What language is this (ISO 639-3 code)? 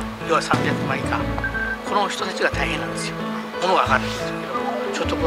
jpn